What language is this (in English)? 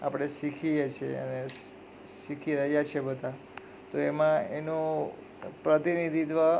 Gujarati